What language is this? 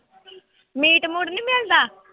Punjabi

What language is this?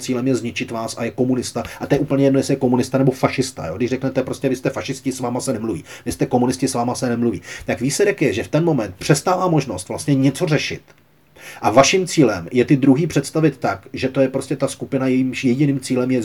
Czech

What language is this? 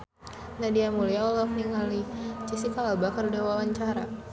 Sundanese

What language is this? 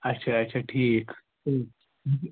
Kashmiri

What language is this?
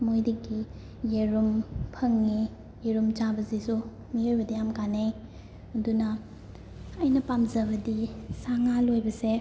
Manipuri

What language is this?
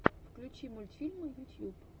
Russian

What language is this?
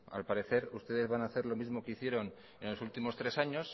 Spanish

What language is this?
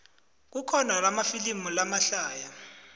South Ndebele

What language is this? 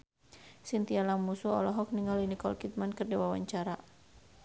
Sundanese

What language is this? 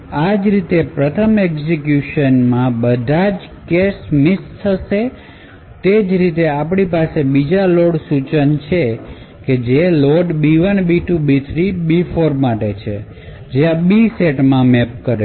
Gujarati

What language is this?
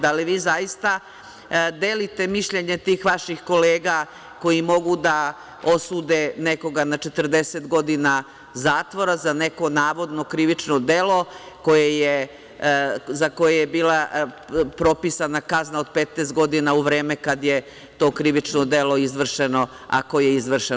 Serbian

